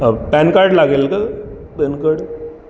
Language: Marathi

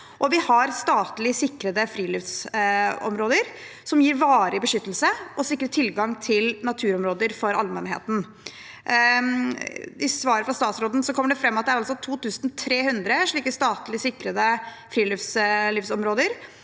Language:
Norwegian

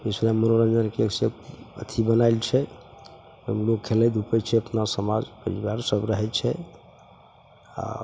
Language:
Maithili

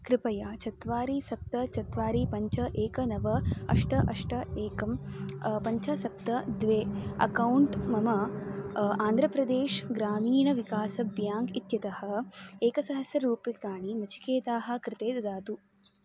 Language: Sanskrit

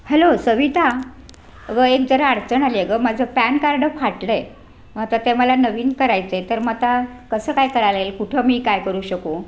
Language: Marathi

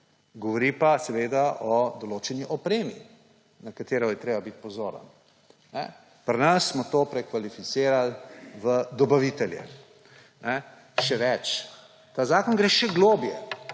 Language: Slovenian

